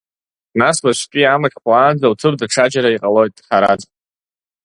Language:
Abkhazian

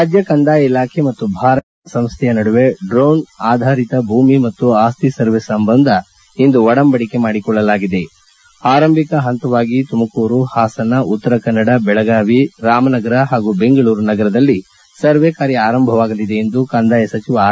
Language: Kannada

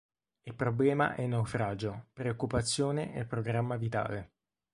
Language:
Italian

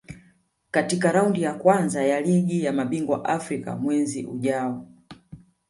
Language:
Swahili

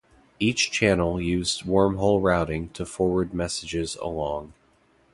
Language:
English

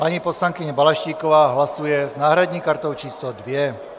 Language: Czech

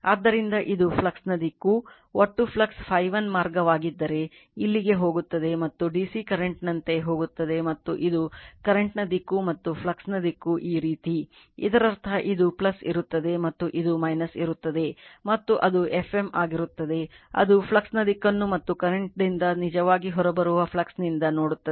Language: Kannada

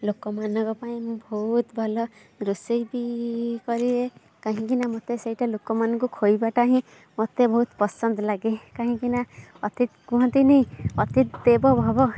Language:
Odia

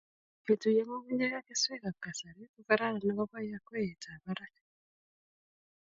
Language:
Kalenjin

